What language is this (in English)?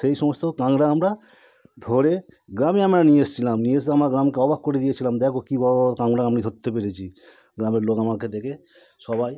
Bangla